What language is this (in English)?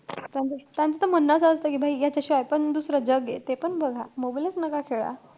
Marathi